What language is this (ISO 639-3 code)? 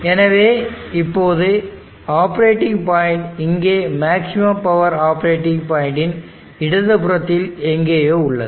tam